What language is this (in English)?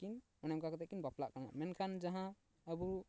Santali